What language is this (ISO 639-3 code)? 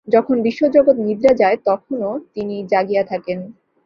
ben